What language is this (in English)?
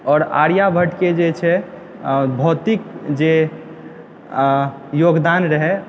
Maithili